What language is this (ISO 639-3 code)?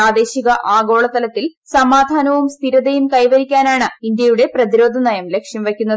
mal